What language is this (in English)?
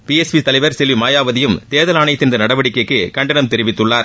Tamil